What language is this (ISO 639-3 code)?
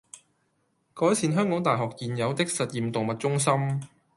yue